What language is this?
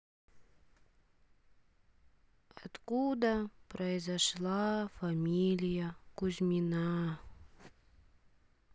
Russian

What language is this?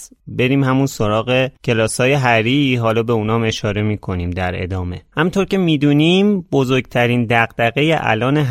Persian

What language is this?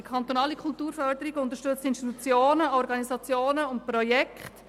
Swiss German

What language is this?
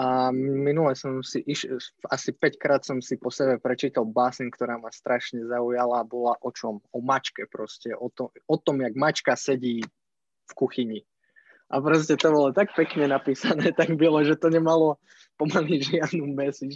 Slovak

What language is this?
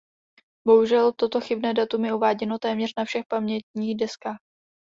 Czech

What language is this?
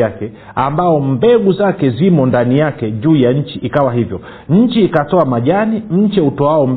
Swahili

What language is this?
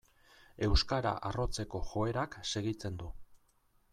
Basque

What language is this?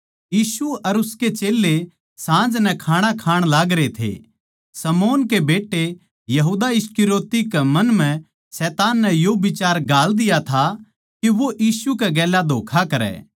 Haryanvi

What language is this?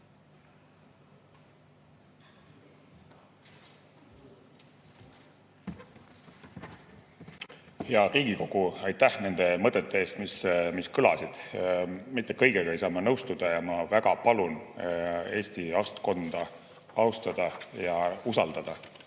Estonian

